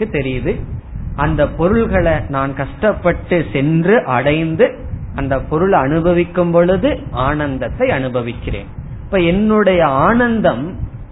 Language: Tamil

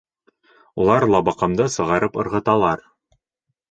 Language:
Bashkir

